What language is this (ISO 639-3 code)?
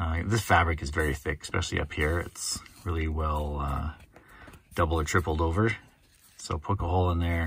eng